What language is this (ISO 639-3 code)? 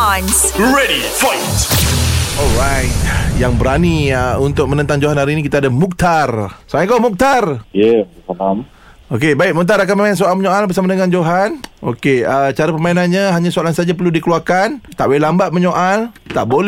msa